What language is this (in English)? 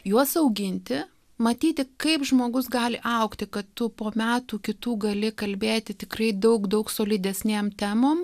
Lithuanian